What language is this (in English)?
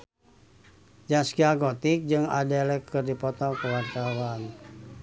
Sundanese